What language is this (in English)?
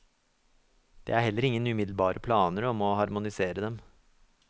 Norwegian